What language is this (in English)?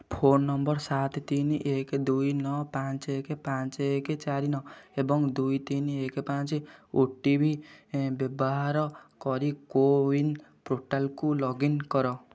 Odia